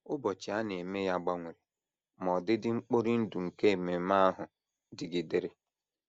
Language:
Igbo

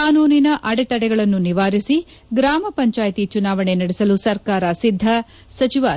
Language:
Kannada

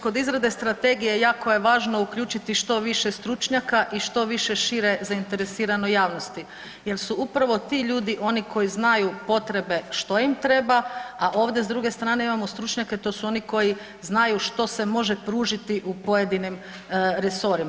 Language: Croatian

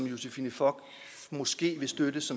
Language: Danish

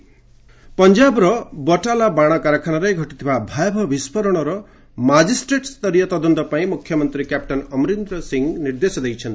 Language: Odia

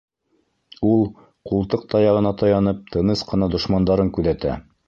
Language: Bashkir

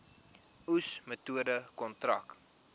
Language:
Afrikaans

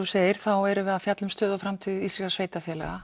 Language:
Icelandic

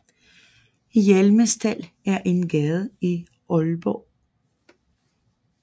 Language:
Danish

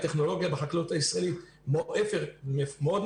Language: Hebrew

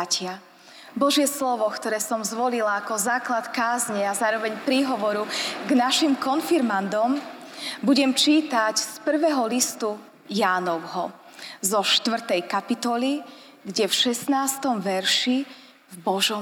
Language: Slovak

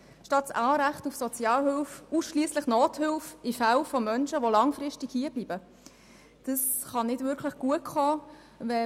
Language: Swiss German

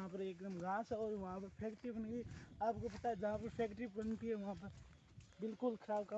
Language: Hindi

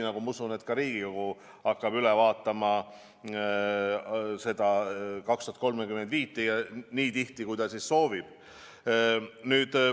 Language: Estonian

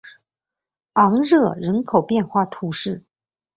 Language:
Chinese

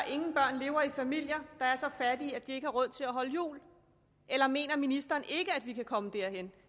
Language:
Danish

